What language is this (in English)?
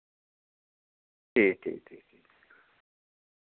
Dogri